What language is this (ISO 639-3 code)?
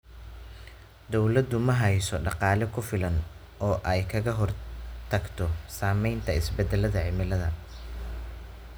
som